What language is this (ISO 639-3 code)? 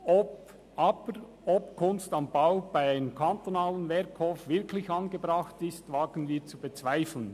gsw